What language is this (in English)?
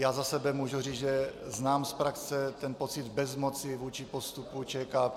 Czech